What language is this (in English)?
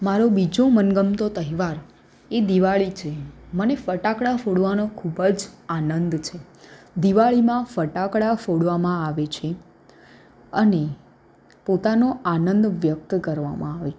Gujarati